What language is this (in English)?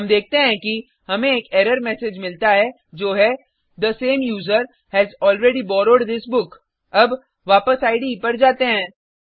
Hindi